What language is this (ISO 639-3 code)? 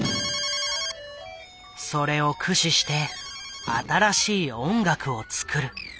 jpn